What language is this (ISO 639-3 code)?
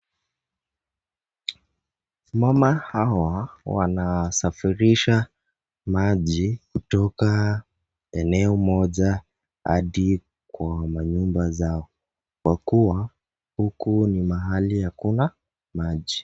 swa